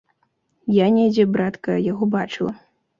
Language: Belarusian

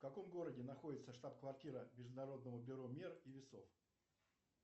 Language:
Russian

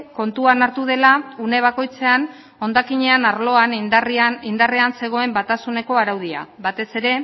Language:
Basque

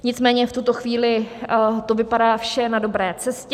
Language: Czech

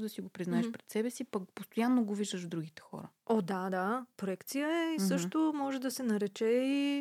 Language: Bulgarian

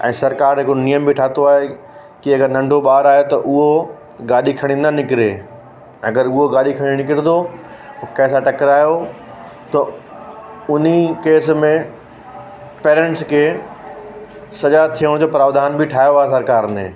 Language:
Sindhi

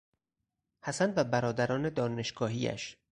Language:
Persian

